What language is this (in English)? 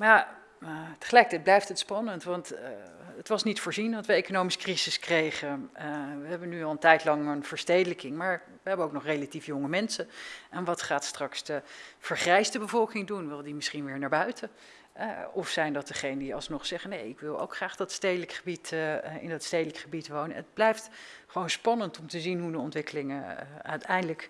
Dutch